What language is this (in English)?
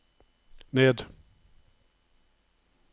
Norwegian